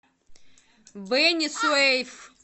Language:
Russian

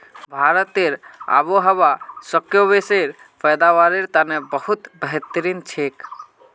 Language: Magahi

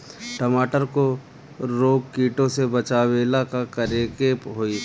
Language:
Bhojpuri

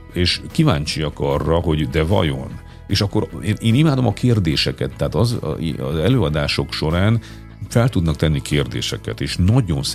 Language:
Hungarian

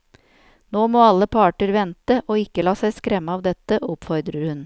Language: Norwegian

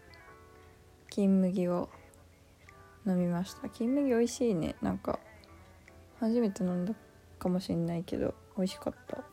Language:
Japanese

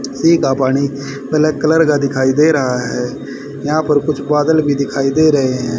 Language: Hindi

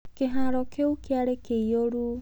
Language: Kikuyu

